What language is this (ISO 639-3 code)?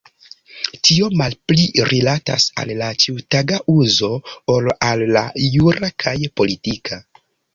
epo